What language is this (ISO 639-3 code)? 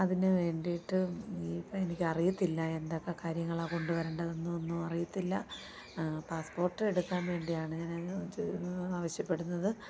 mal